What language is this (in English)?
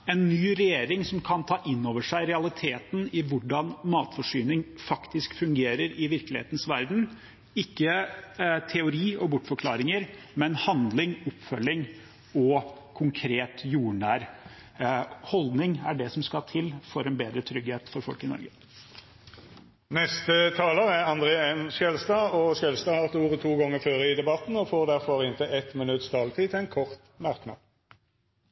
Norwegian